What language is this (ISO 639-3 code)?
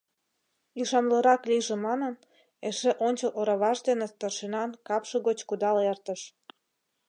chm